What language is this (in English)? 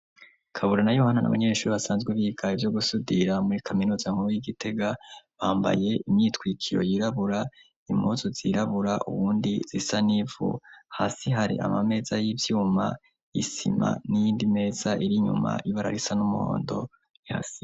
Rundi